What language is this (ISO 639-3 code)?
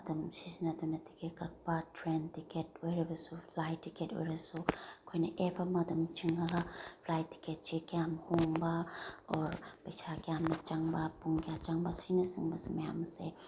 mni